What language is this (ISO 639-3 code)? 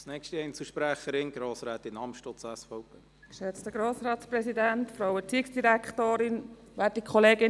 gsw